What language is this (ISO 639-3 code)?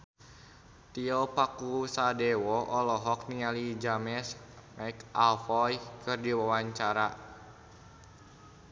sun